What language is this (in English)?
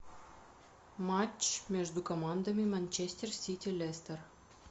Russian